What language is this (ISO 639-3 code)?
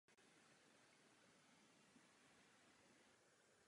ces